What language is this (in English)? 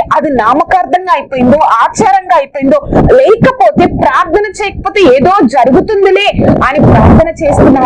Indonesian